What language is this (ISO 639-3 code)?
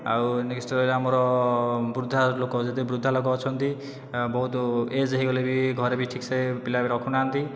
ori